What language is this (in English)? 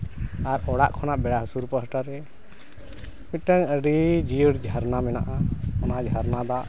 Santali